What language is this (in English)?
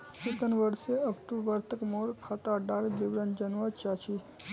Magahi